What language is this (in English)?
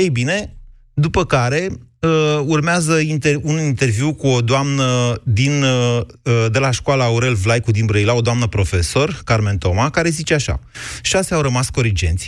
Romanian